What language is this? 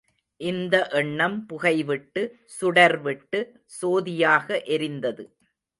Tamil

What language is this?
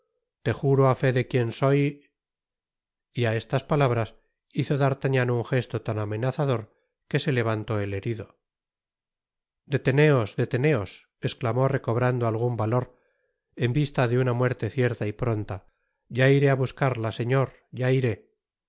Spanish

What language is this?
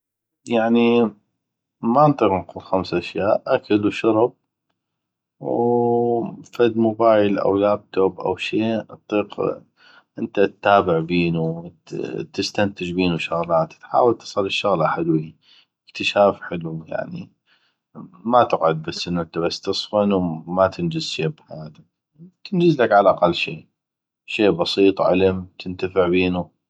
North Mesopotamian Arabic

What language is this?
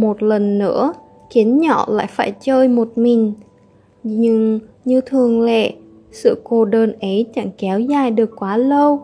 Vietnamese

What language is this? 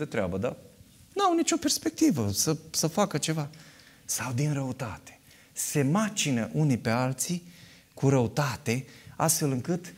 Romanian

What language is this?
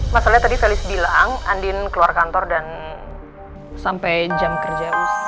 Indonesian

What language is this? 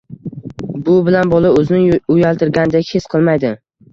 Uzbek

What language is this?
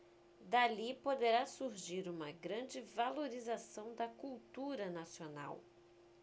Portuguese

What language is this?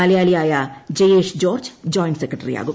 Malayalam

